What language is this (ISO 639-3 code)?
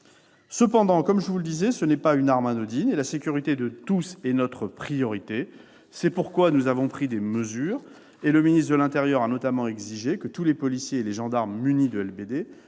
fra